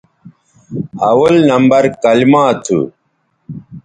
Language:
Bateri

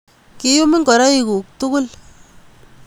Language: Kalenjin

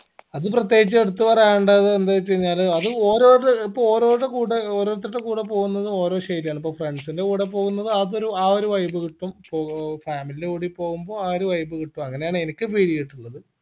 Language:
Malayalam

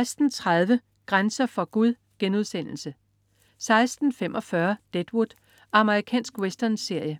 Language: Danish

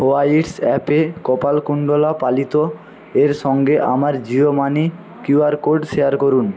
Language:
Bangla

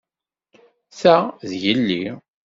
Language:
Kabyle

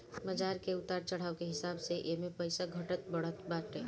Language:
Bhojpuri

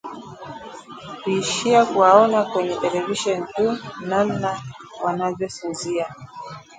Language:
Swahili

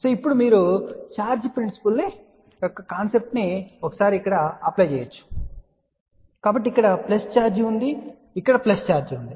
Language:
Telugu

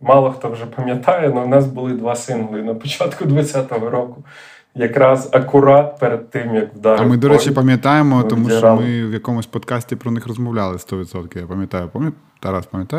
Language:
Ukrainian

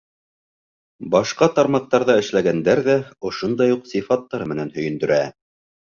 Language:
Bashkir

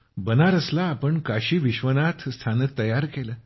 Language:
Marathi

